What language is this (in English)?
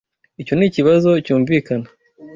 Kinyarwanda